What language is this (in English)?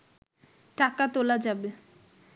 Bangla